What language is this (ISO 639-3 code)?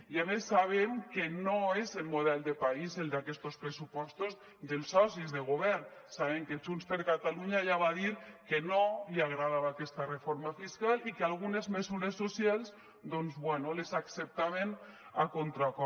cat